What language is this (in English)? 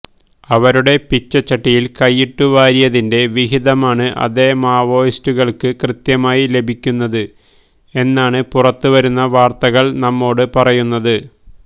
Malayalam